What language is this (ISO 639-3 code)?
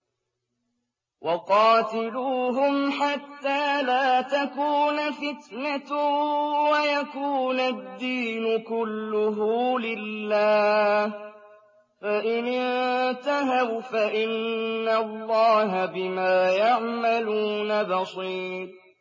ara